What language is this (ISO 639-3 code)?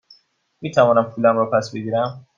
fas